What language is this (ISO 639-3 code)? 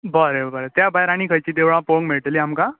kok